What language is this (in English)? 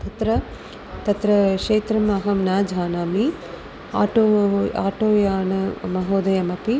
Sanskrit